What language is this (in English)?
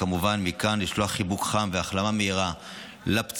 Hebrew